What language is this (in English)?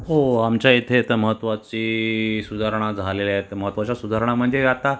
Marathi